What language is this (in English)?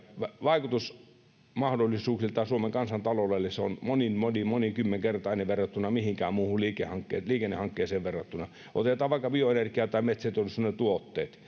Finnish